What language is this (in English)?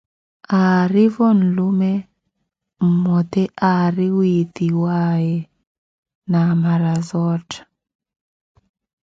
Koti